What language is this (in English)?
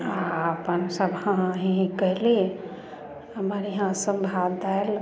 Maithili